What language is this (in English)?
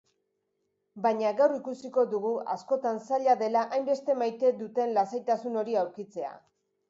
Basque